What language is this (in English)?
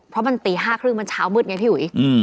Thai